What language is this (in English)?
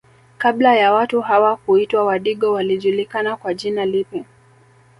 Swahili